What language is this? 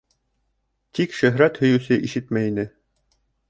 Bashkir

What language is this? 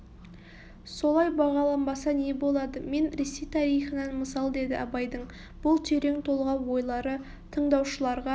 Kazakh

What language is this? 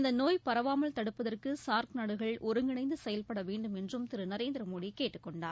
Tamil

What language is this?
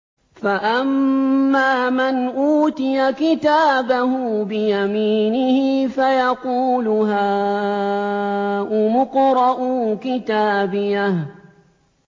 Arabic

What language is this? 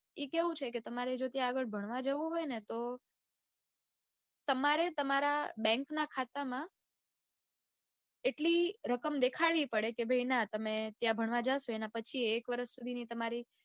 Gujarati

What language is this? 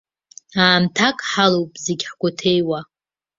Abkhazian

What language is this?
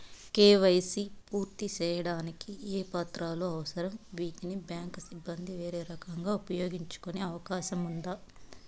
Telugu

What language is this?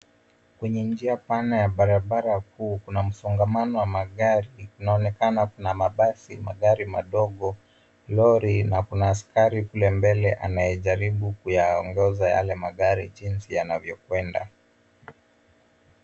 Swahili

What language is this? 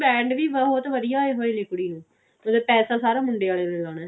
Punjabi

